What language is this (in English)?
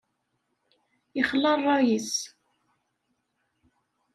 Kabyle